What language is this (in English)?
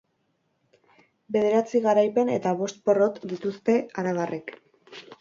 Basque